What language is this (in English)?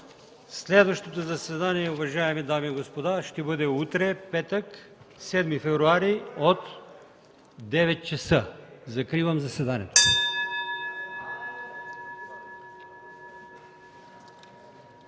Bulgarian